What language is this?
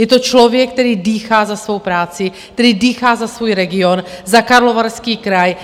Czech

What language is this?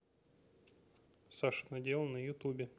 Russian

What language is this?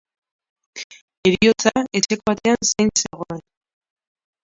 Basque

